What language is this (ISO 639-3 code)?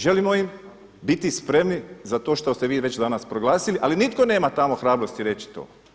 hrv